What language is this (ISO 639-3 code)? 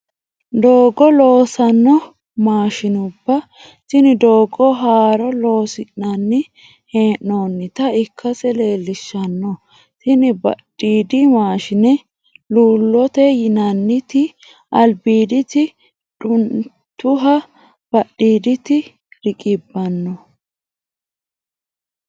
sid